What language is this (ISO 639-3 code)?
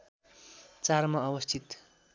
nep